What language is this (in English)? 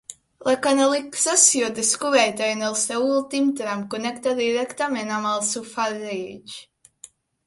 Catalan